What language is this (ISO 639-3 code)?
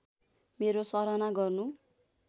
nep